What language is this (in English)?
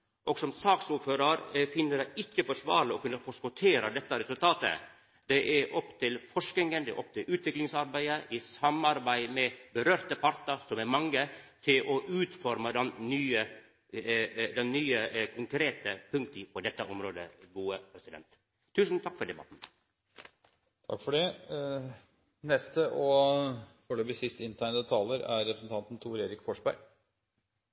Norwegian